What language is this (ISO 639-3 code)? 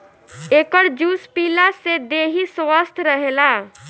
bho